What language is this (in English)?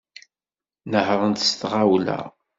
Kabyle